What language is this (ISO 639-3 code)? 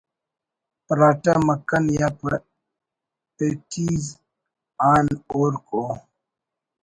brh